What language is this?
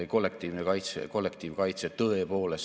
Estonian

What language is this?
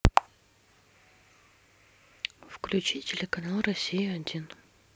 Russian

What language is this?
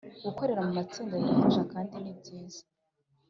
Kinyarwanda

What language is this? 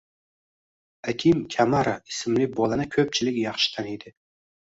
Uzbek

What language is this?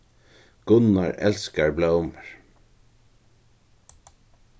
Faroese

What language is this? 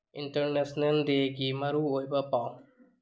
Manipuri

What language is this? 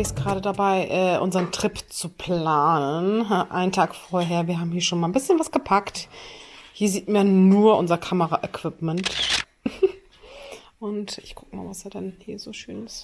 German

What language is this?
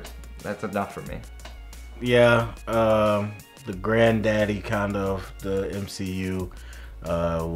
English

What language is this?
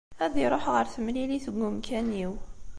Kabyle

